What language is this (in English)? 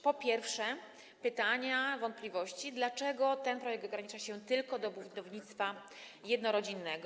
Polish